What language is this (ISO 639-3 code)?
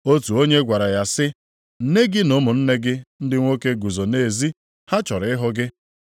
ibo